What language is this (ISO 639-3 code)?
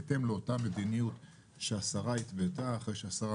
heb